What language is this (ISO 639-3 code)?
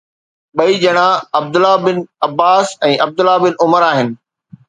snd